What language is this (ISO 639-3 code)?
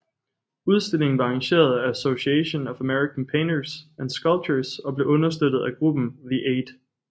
dan